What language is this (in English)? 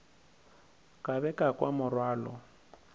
Northern Sotho